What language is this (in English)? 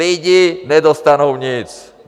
Czech